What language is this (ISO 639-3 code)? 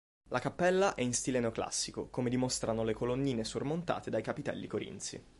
ita